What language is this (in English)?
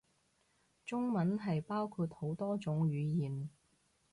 Cantonese